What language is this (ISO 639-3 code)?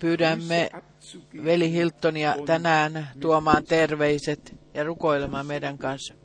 fin